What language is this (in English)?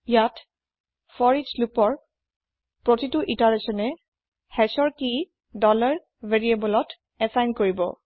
Assamese